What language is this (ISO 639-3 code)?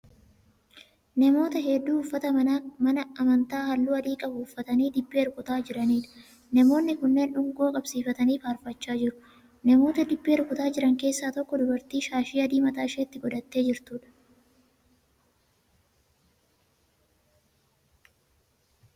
orm